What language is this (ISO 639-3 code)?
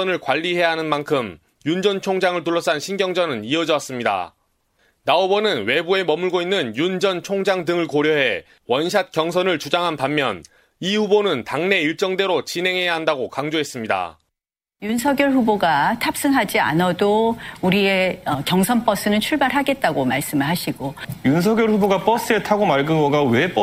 kor